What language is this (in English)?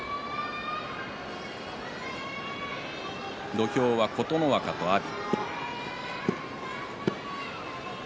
Japanese